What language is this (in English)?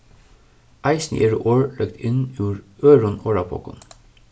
Faroese